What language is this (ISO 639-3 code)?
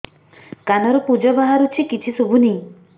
ori